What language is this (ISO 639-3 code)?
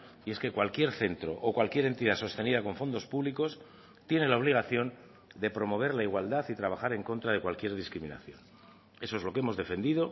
spa